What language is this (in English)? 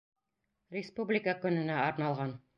Bashkir